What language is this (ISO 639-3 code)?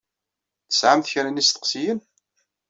kab